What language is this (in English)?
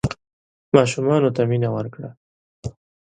Pashto